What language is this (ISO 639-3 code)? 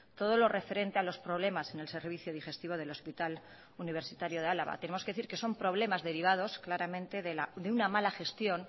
spa